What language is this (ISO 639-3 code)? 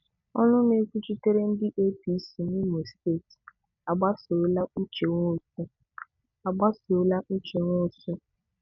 ibo